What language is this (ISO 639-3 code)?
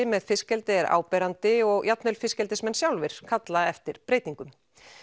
isl